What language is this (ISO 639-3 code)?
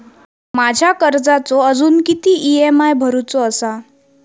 mar